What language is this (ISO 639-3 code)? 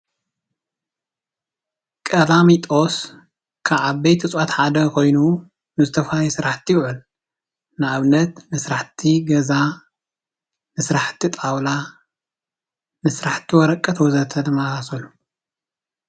tir